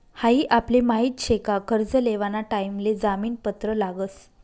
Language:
Marathi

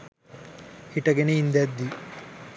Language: Sinhala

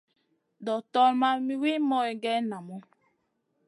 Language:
Masana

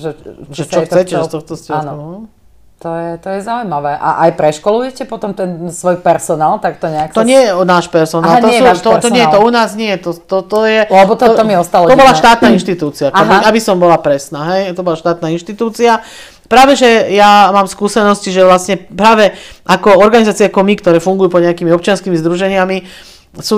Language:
Slovak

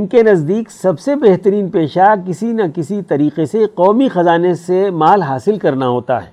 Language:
Urdu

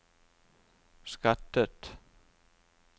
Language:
Norwegian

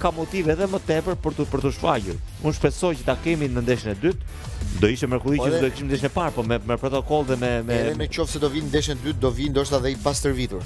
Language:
Romanian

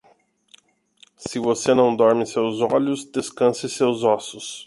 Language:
Portuguese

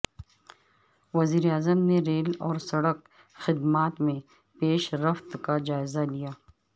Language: Urdu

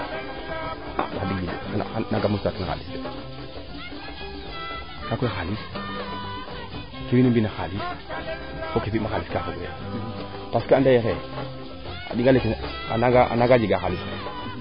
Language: Serer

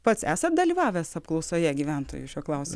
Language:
Lithuanian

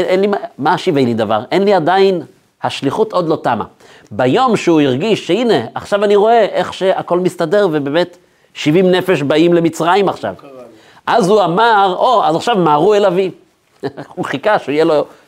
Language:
Hebrew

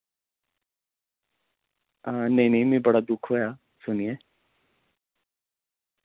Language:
Dogri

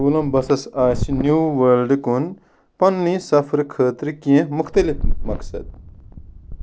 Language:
Kashmiri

